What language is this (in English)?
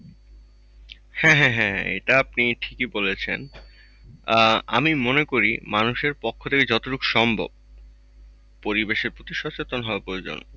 Bangla